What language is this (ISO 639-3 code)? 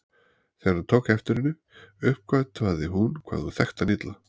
isl